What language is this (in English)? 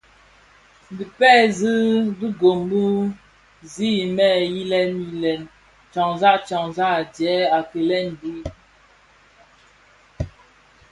Bafia